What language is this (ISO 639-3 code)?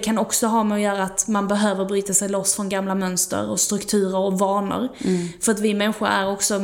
swe